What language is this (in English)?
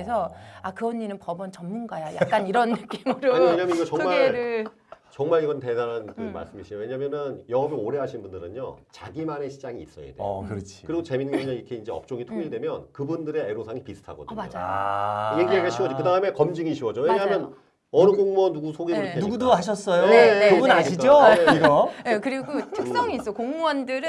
Korean